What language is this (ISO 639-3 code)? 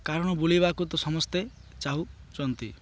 ori